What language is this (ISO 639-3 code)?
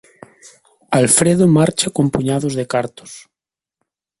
glg